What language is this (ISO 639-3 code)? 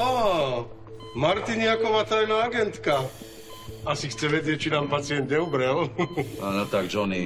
slk